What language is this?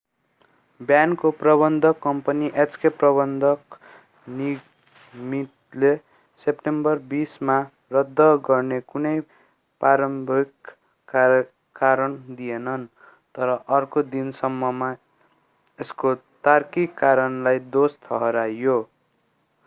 Nepali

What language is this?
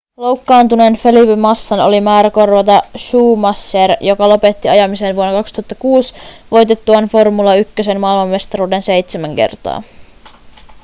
Finnish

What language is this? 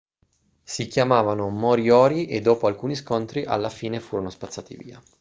Italian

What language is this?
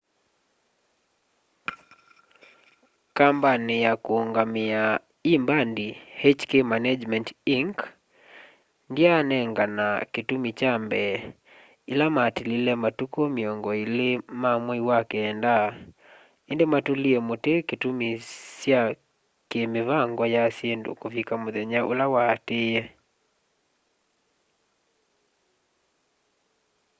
Kamba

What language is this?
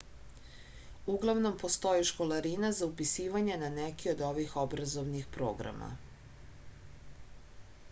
Serbian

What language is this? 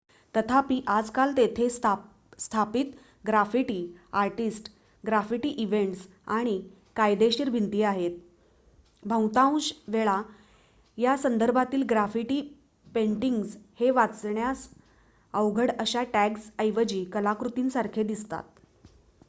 Marathi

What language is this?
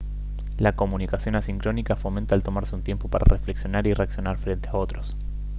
Spanish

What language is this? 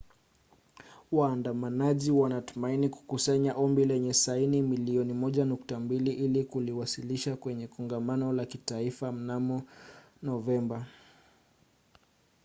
Swahili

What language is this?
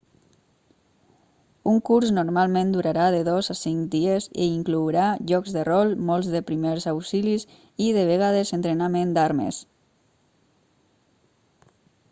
Catalan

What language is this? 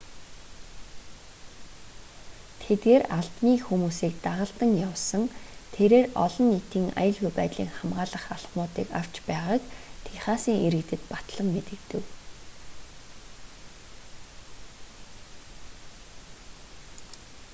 Mongolian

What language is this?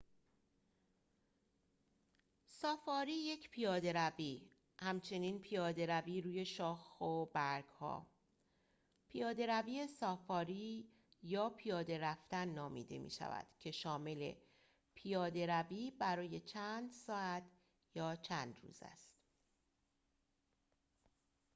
Persian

